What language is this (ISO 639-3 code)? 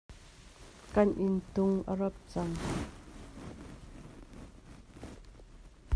cnh